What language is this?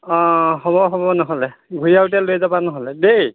Assamese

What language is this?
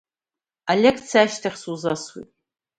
Abkhazian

